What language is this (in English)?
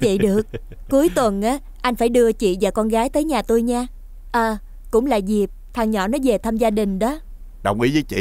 Vietnamese